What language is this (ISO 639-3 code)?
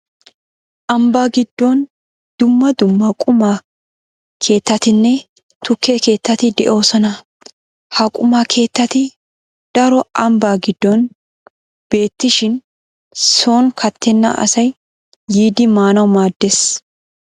wal